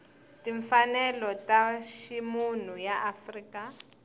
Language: Tsonga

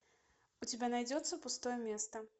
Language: Russian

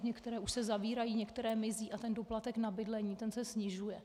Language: Czech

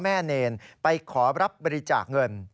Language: Thai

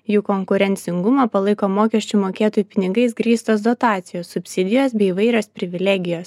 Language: Lithuanian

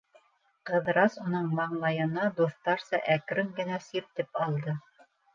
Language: Bashkir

